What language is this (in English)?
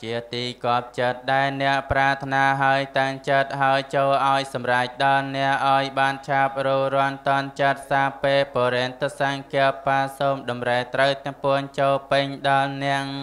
Thai